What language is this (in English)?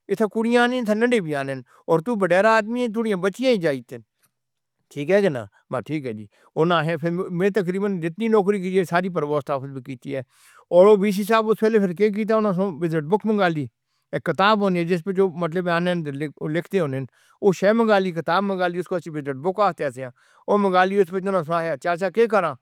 Northern Hindko